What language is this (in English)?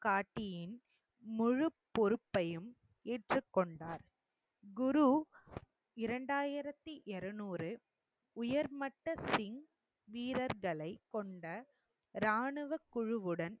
Tamil